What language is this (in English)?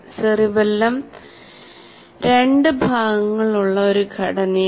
Malayalam